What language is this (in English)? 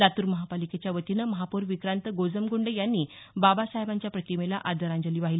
Marathi